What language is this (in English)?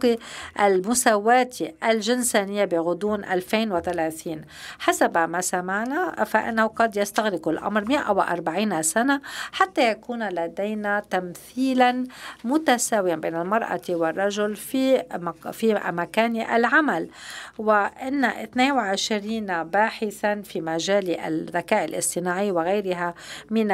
Arabic